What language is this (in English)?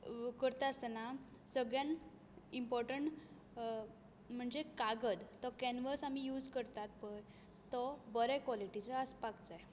Konkani